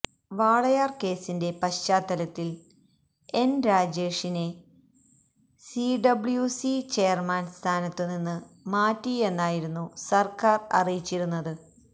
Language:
Malayalam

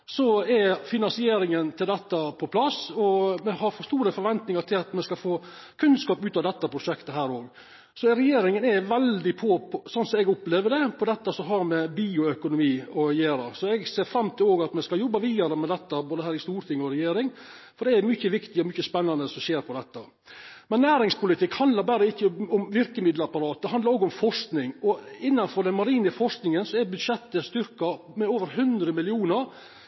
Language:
Norwegian Nynorsk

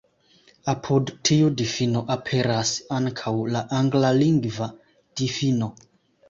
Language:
Esperanto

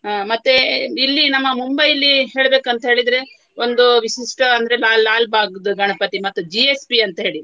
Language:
Kannada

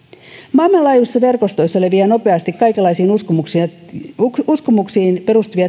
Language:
Finnish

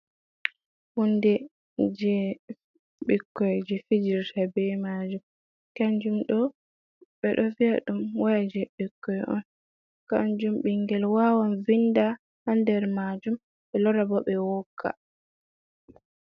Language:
Fula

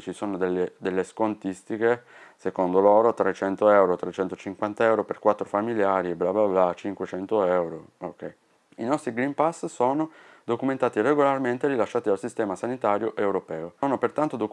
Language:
Italian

